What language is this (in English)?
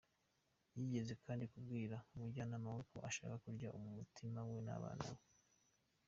Kinyarwanda